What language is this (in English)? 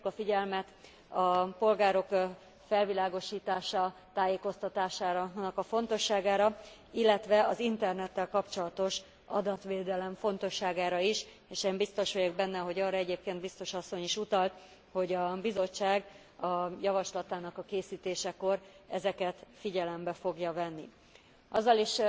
Hungarian